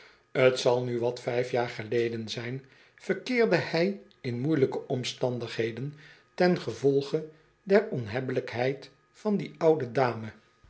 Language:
Dutch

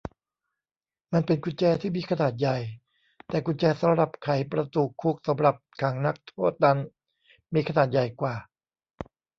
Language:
Thai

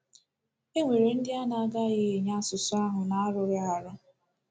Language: Igbo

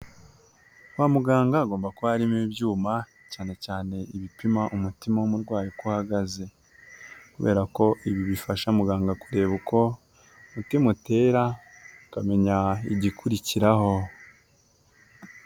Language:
Kinyarwanda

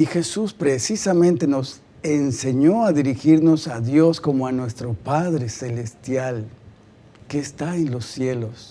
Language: Spanish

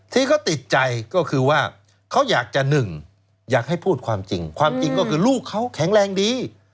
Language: Thai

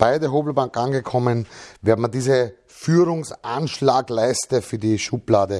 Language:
German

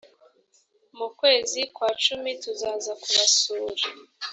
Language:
Kinyarwanda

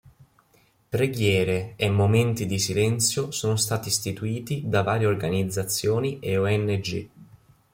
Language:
Italian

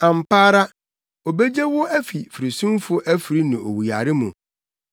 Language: Akan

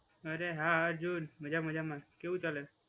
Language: Gujarati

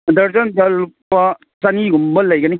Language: Manipuri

